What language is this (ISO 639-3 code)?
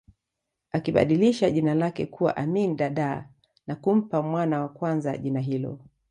swa